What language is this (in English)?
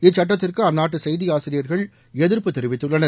Tamil